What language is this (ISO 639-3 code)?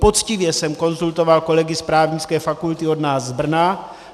ces